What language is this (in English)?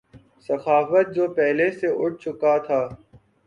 Urdu